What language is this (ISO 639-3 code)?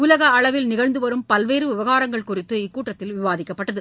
tam